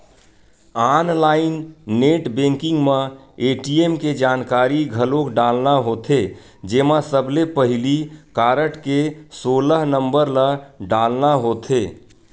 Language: Chhattisgarhi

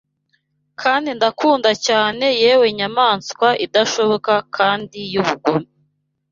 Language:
Kinyarwanda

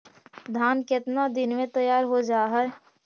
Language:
Magahi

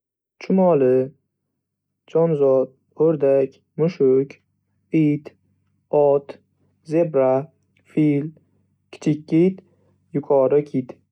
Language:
Uzbek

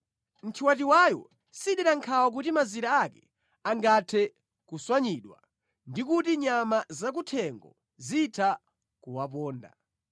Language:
Nyanja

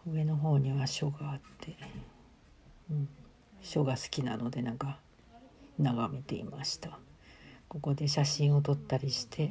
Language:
Japanese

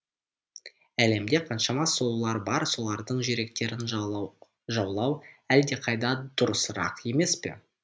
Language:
Kazakh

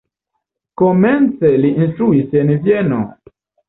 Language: Esperanto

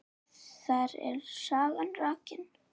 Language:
Icelandic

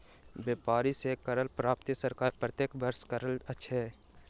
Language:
Maithili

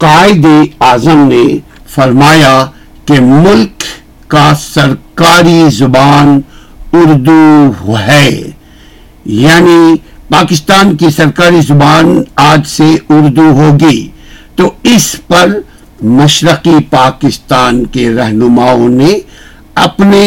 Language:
Urdu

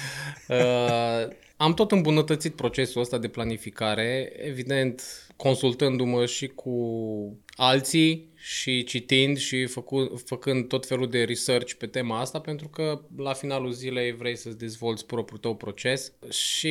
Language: Romanian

